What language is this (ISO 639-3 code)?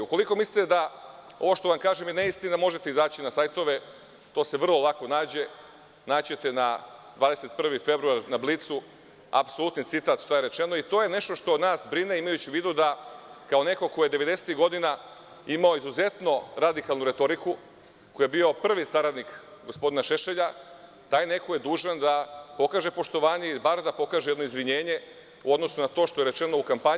srp